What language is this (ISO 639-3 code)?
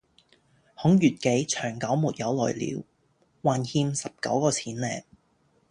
yue